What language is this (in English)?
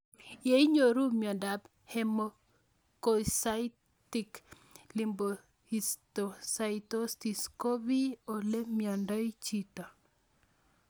Kalenjin